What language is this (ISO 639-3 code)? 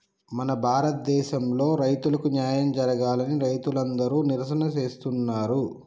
tel